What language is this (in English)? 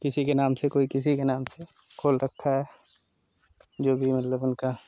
Hindi